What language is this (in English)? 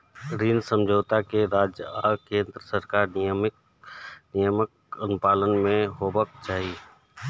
Maithili